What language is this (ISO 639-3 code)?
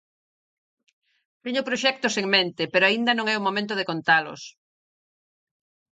glg